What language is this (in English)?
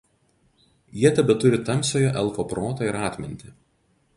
Lithuanian